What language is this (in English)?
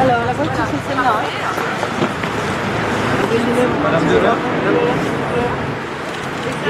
French